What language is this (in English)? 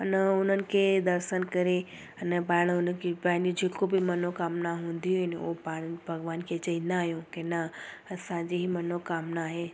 Sindhi